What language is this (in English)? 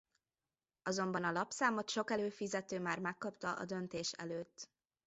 Hungarian